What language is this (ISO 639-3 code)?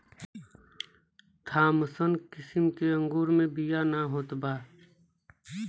bho